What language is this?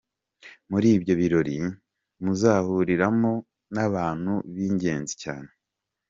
Kinyarwanda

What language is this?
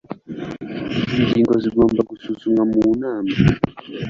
Kinyarwanda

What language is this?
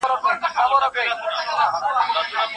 Pashto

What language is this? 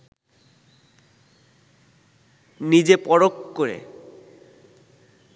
Bangla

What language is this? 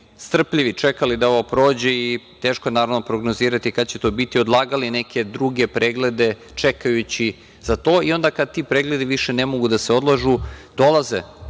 Serbian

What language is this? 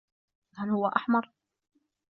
Arabic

